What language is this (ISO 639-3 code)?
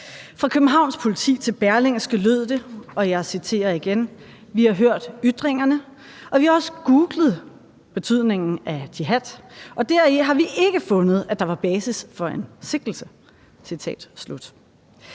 dan